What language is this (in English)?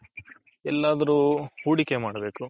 Kannada